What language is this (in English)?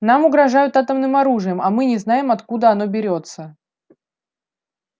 Russian